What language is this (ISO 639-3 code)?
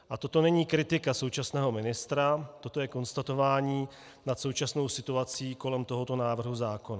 ces